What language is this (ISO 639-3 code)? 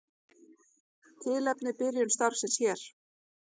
isl